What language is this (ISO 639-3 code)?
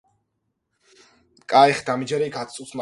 kat